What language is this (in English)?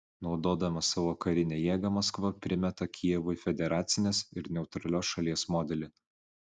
Lithuanian